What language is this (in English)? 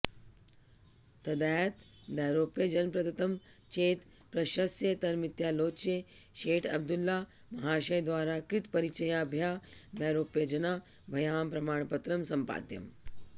Sanskrit